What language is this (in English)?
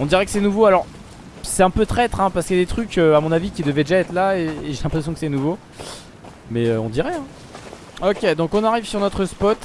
French